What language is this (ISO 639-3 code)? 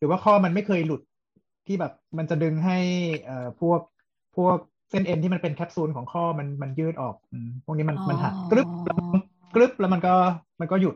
tha